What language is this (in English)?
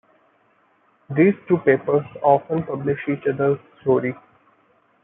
English